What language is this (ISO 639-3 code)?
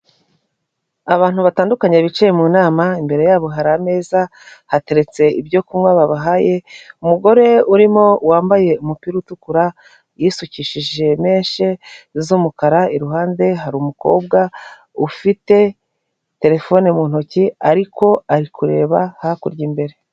kin